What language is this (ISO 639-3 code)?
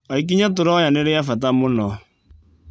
kik